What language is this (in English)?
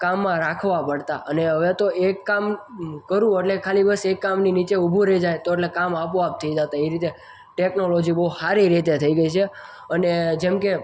Gujarati